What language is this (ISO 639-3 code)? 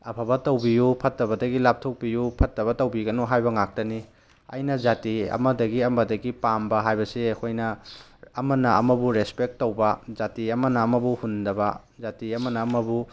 mni